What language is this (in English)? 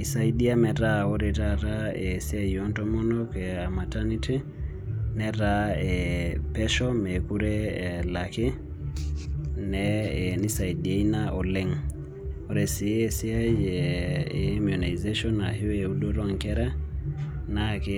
Masai